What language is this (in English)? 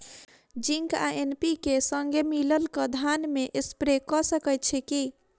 Maithili